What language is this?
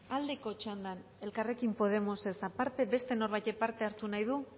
Basque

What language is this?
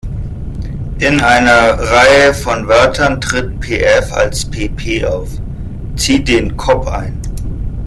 German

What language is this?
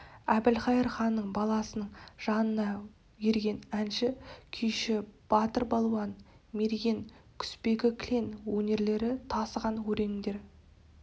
Kazakh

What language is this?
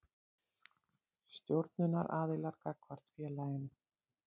Icelandic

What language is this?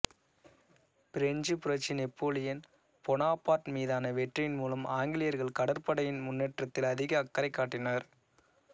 Tamil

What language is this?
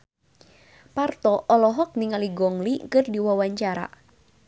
Sundanese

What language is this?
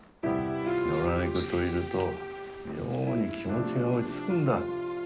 Japanese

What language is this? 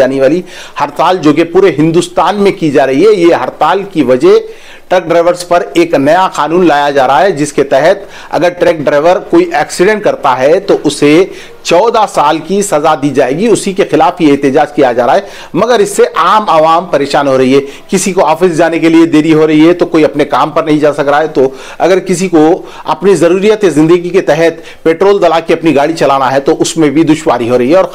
Hindi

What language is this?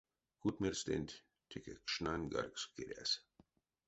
Erzya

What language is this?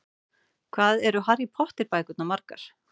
Icelandic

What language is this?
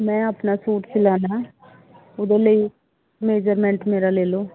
Punjabi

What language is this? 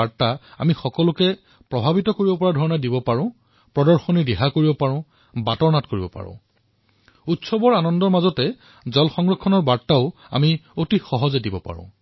Assamese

